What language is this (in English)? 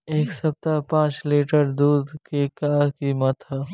Bhojpuri